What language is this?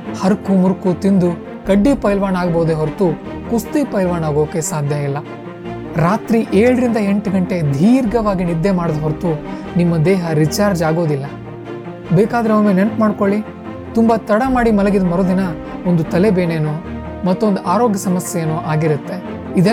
Kannada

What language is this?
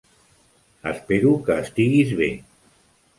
Catalan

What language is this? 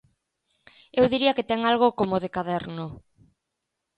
Galician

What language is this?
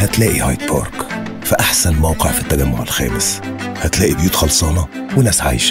Arabic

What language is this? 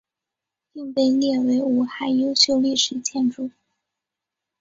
Chinese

